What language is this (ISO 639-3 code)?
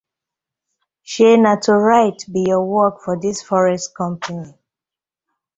pcm